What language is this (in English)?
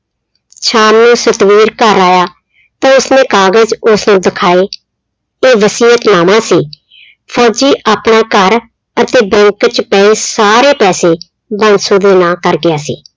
Punjabi